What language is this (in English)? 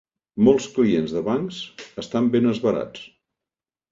Catalan